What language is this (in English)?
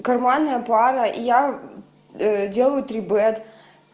Russian